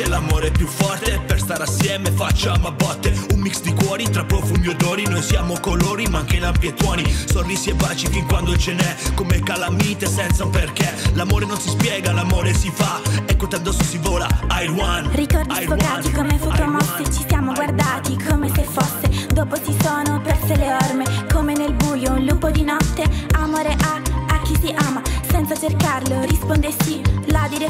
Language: Italian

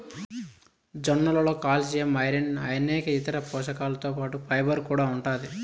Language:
Telugu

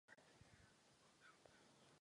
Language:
Czech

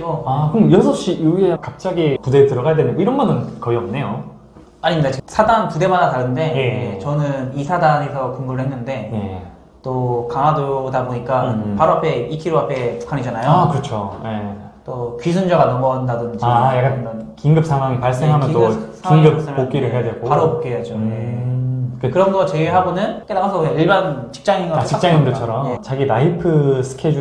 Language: Korean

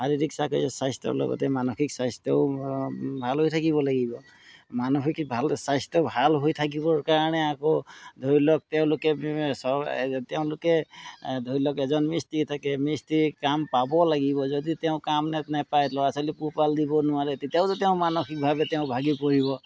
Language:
Assamese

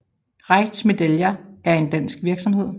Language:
Danish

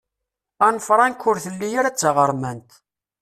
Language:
Kabyle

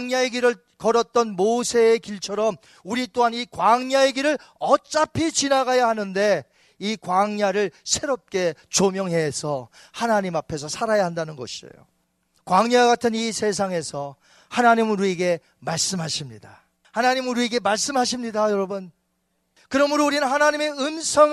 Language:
Korean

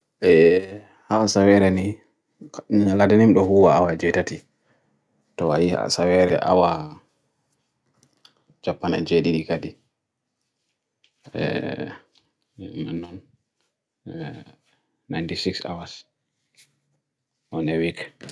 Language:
Bagirmi Fulfulde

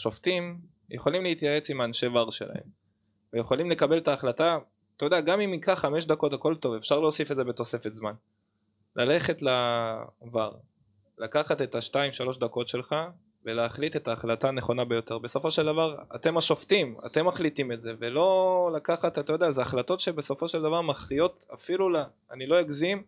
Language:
Hebrew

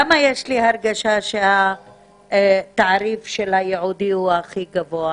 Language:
Hebrew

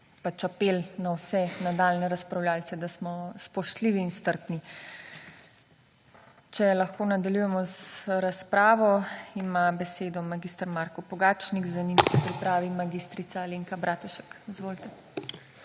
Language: Slovenian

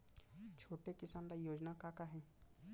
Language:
Chhattisgarhi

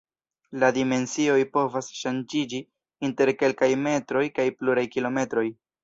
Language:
Esperanto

